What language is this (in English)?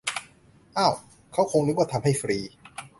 Thai